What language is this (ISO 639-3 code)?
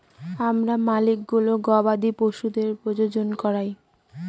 ben